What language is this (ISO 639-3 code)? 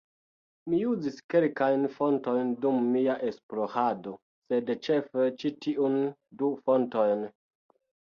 epo